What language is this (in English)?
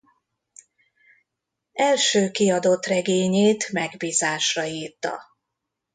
Hungarian